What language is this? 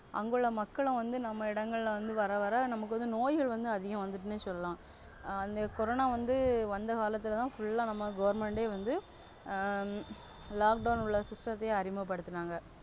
Tamil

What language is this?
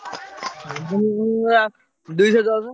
Odia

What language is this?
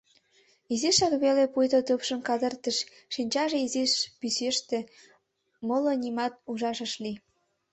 Mari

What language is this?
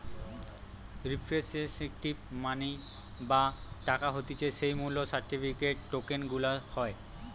Bangla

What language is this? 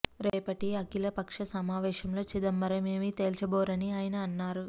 Telugu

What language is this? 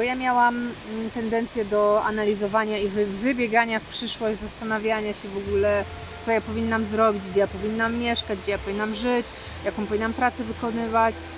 Polish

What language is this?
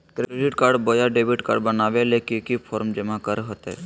Magahi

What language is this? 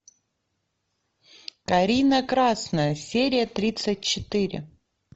Russian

